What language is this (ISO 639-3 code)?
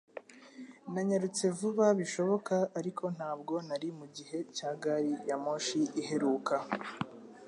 kin